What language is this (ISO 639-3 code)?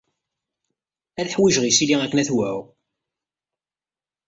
kab